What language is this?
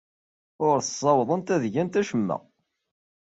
Kabyle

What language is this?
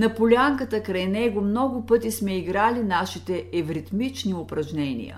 Bulgarian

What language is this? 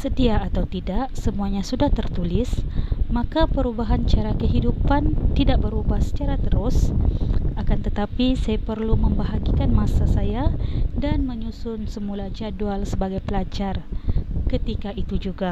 Malay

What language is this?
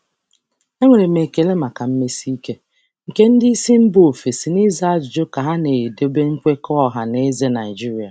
Igbo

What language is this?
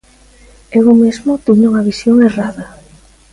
Galician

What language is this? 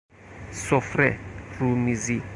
Persian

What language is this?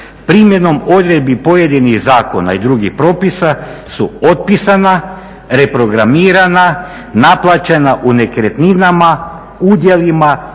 Croatian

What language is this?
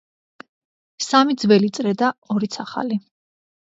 Georgian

